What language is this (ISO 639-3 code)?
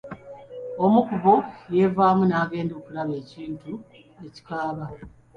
lug